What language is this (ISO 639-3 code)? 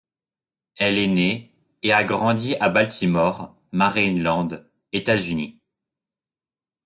fra